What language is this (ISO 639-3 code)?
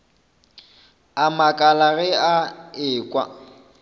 nso